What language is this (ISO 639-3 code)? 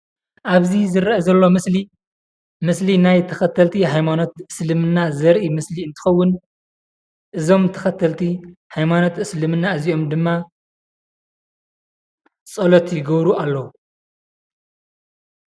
tir